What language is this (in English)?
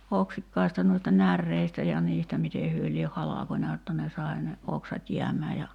Finnish